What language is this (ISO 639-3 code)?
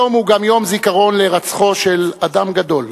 heb